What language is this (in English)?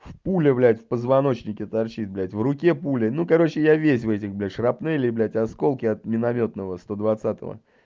Russian